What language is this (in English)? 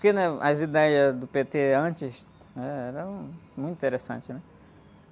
Portuguese